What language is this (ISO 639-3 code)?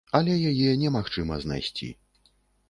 bel